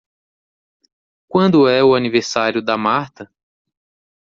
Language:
Portuguese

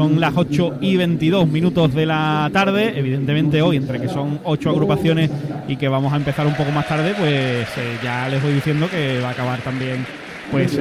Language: Spanish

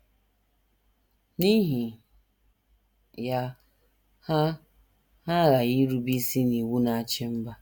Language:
Igbo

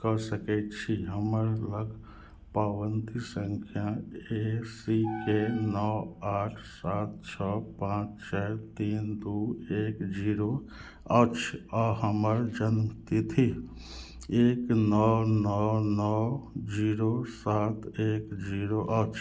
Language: Maithili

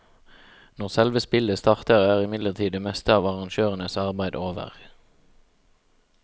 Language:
Norwegian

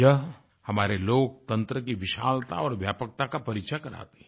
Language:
Hindi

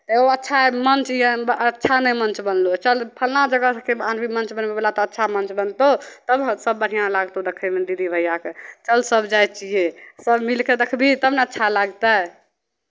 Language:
Maithili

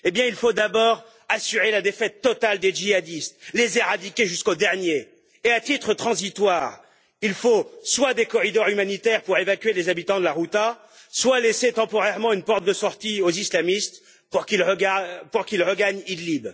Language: French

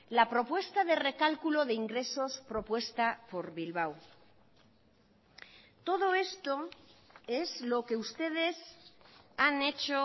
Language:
Spanish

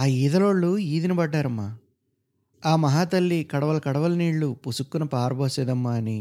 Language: Telugu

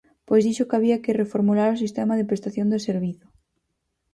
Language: Galician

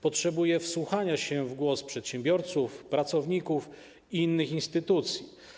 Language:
Polish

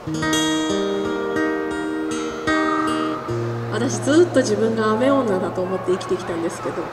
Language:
Japanese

